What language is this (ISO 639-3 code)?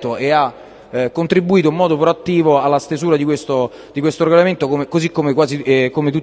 ita